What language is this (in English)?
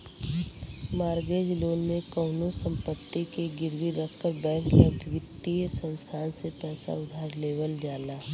Bhojpuri